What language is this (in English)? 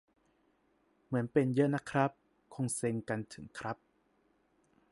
Thai